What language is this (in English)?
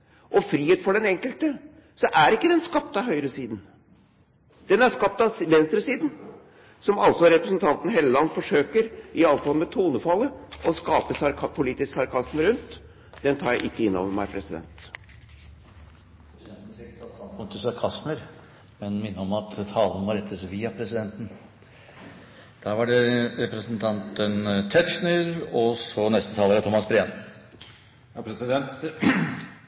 Norwegian